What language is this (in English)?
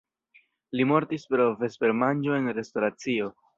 Esperanto